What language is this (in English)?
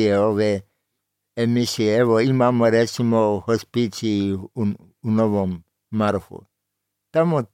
Croatian